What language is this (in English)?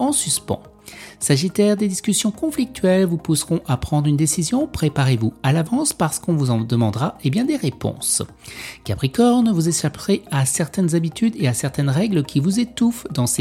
French